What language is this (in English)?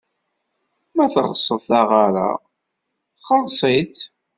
Kabyle